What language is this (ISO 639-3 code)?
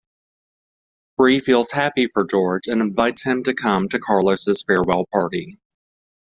eng